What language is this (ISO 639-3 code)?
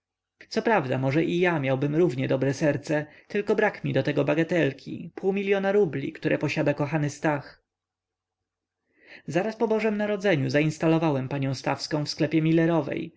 pol